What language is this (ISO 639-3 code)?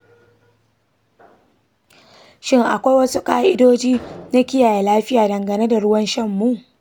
hau